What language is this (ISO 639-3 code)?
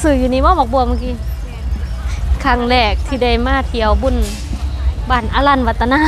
tha